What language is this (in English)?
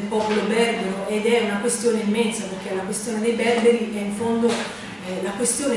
Italian